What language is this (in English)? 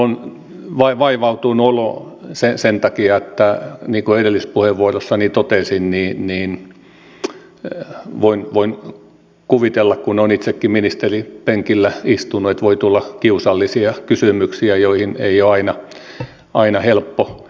Finnish